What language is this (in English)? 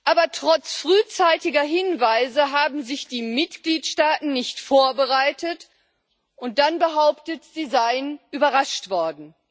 German